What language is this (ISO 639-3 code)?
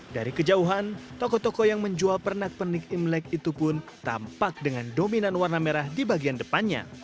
ind